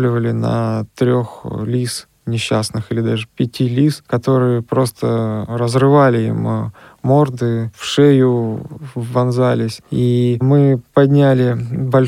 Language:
Russian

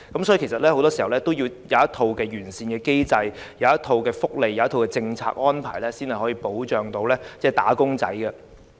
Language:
Cantonese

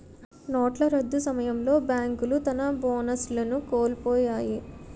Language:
Telugu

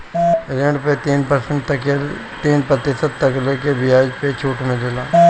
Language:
Bhojpuri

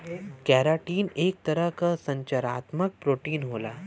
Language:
Bhojpuri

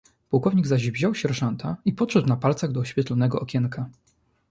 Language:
Polish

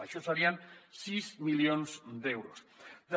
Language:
Catalan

